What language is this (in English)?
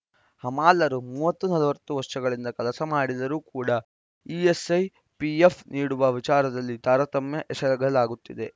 Kannada